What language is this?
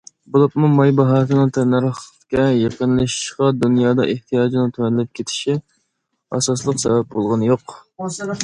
Uyghur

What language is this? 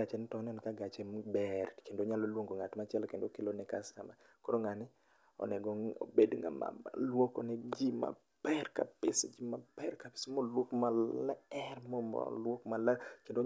Luo (Kenya and Tanzania)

